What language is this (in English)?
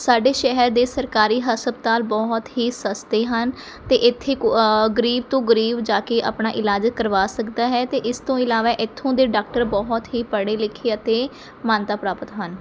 Punjabi